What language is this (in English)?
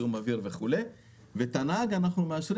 Hebrew